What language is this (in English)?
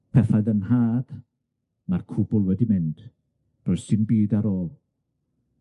Welsh